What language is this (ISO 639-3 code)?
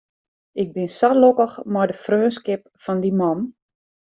fry